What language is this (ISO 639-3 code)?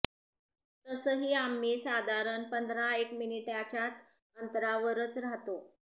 mar